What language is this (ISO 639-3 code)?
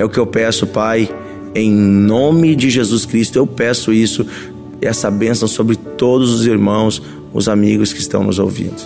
por